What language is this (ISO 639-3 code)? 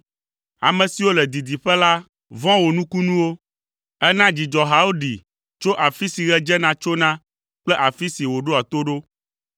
ewe